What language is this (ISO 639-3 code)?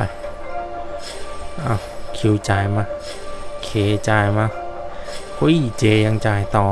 tha